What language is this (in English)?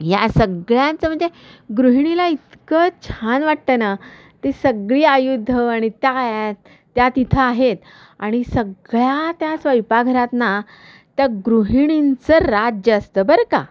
Marathi